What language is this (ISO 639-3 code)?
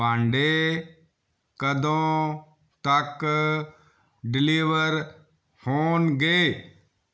pan